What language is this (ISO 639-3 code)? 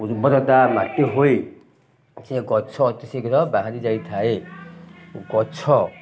ori